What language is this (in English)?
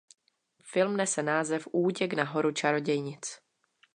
Czech